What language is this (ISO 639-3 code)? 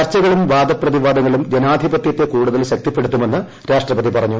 mal